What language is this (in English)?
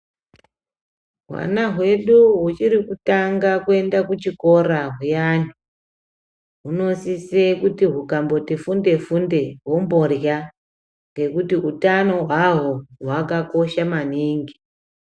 Ndau